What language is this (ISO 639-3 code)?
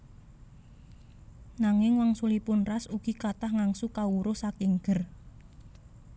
jav